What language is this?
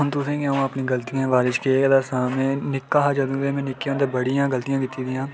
Dogri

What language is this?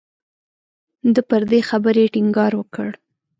Pashto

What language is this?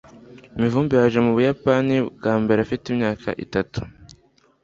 Kinyarwanda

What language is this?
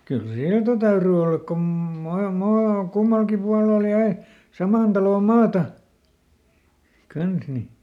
Finnish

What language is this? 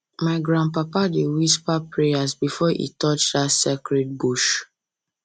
Nigerian Pidgin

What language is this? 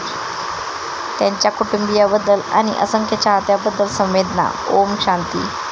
Marathi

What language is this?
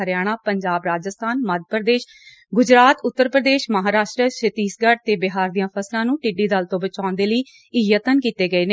Punjabi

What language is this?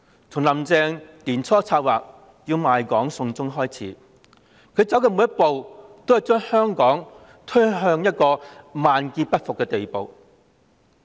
Cantonese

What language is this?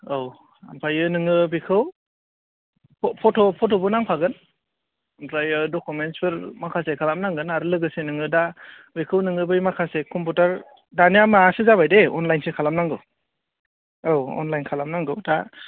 Bodo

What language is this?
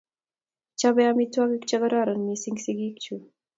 Kalenjin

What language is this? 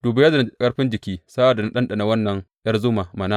Hausa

